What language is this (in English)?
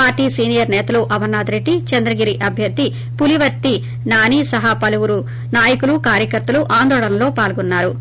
Telugu